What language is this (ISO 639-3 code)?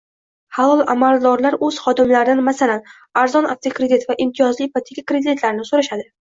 uzb